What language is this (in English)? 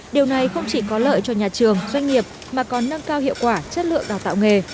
Vietnamese